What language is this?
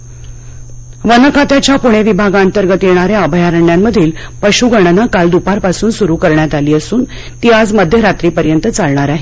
Marathi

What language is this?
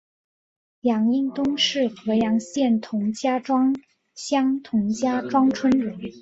Chinese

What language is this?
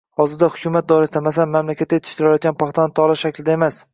Uzbek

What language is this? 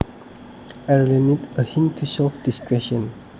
Javanese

